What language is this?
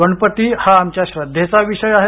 Marathi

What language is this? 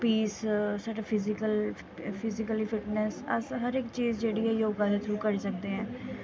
Dogri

